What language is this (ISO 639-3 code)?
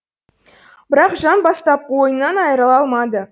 kaz